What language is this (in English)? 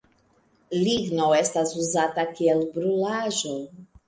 Esperanto